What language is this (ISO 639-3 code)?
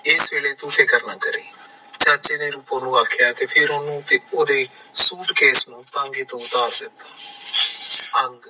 pan